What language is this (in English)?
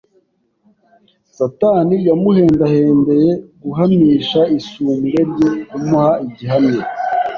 Kinyarwanda